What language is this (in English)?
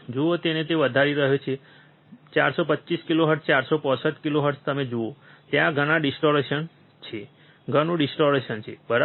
Gujarati